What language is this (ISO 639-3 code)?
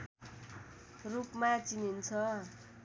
nep